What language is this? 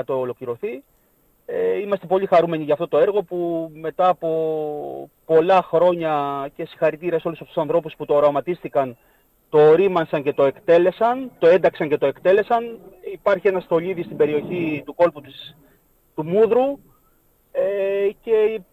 Greek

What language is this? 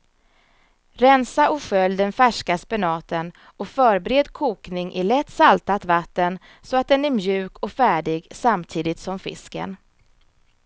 Swedish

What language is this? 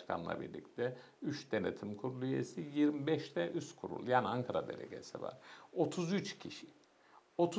Turkish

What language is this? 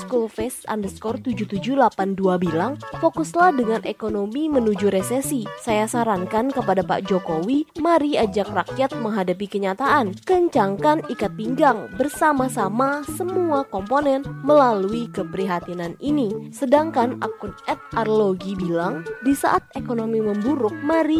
Indonesian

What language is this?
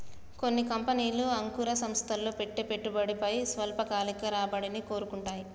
Telugu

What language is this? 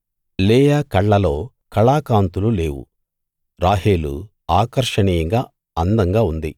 Telugu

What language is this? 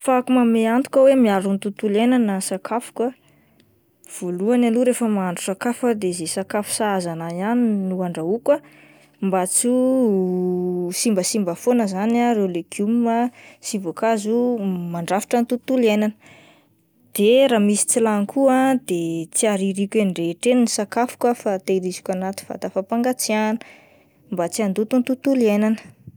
Malagasy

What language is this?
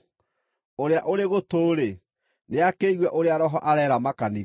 Kikuyu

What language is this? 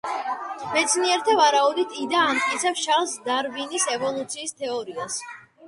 Georgian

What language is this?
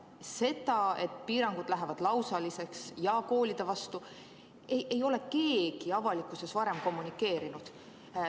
Estonian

